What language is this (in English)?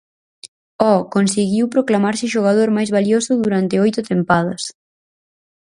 Galician